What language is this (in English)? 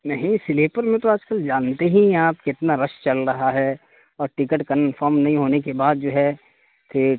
Urdu